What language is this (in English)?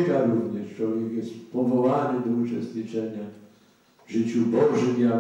Polish